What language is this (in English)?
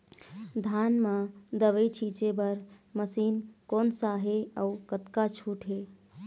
Chhattisgarhi